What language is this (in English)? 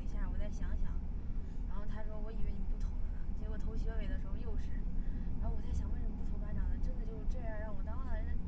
Chinese